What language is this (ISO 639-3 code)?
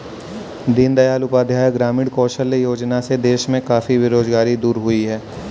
hin